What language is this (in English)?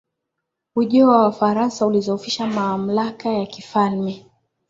Swahili